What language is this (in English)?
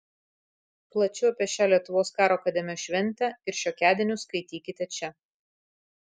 Lithuanian